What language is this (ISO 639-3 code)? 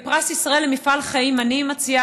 heb